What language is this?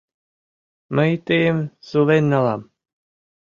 Mari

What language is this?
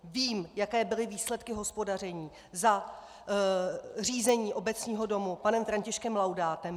Czech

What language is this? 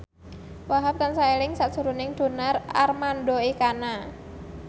Javanese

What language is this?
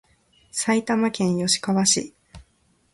Japanese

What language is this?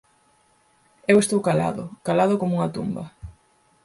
Galician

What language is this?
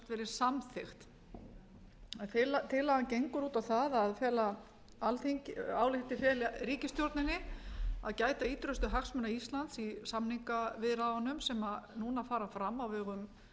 Icelandic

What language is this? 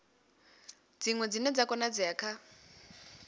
Venda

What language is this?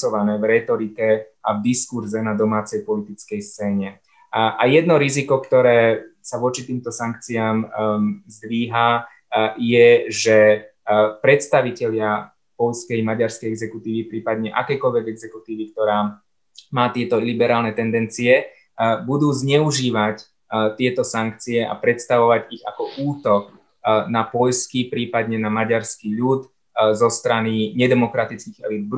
Slovak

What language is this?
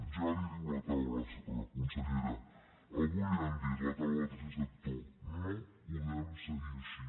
Catalan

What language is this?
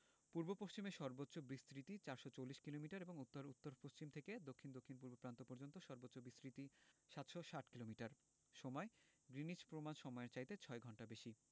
Bangla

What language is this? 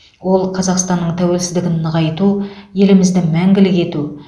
Kazakh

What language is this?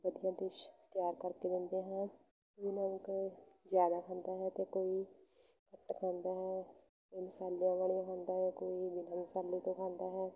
Punjabi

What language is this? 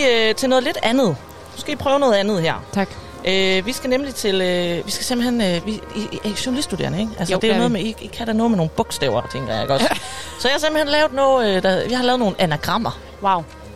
Danish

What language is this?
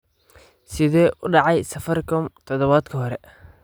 Somali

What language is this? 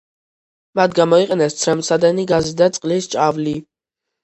Georgian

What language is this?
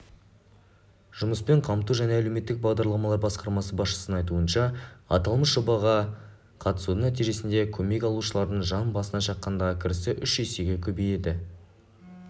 Kazakh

